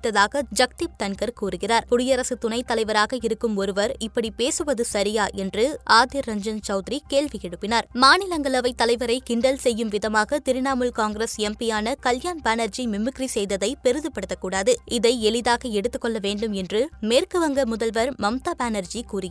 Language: Tamil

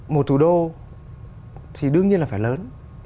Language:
Vietnamese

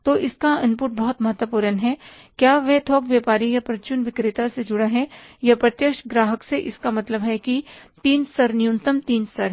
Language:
Hindi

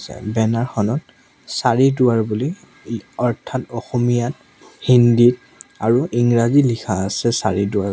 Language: Assamese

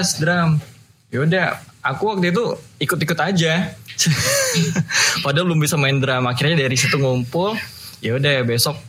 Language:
Indonesian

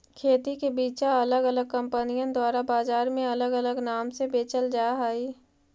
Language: Magahi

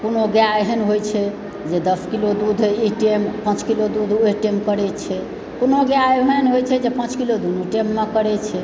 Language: Maithili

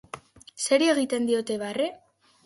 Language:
Basque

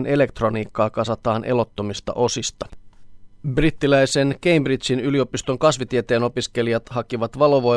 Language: Finnish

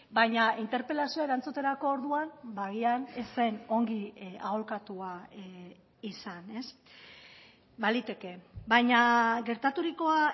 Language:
Basque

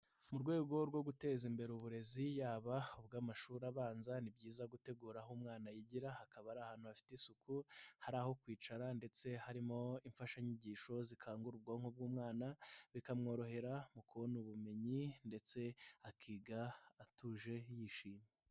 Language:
Kinyarwanda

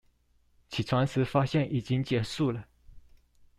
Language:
Chinese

